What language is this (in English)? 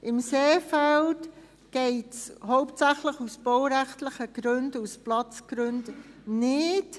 Swiss German